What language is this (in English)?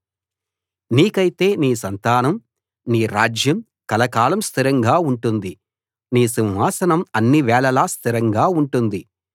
Telugu